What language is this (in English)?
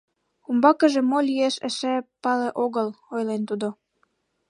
Mari